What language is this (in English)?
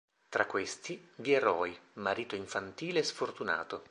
Italian